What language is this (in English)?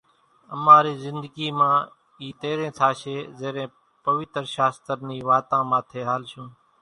Kachi Koli